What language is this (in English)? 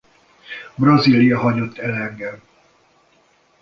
Hungarian